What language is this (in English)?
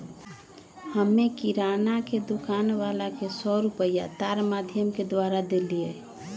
Magahi